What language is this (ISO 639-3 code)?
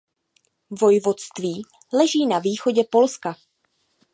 ces